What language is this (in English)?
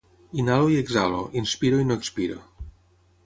Catalan